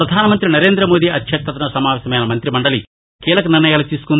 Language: Telugu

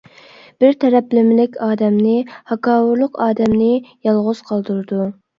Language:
Uyghur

